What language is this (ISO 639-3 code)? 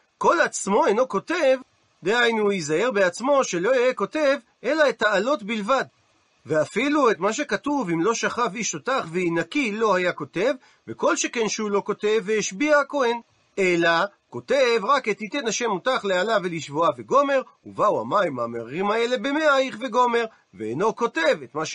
heb